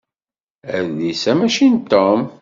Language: Kabyle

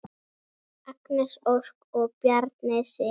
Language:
Icelandic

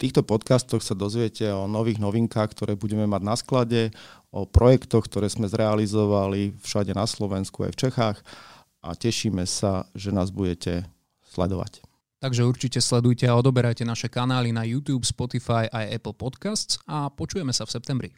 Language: Slovak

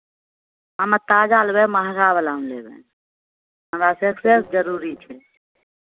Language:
Maithili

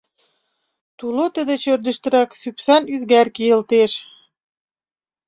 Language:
Mari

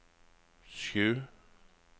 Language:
Norwegian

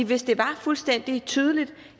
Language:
Danish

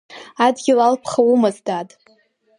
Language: Abkhazian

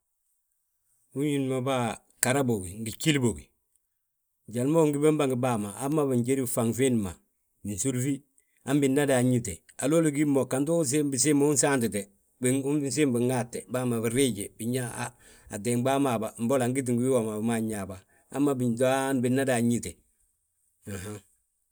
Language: Balanta-Ganja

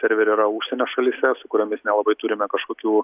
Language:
Lithuanian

